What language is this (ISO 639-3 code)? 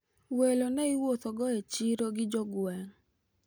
luo